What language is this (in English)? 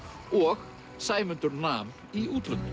Icelandic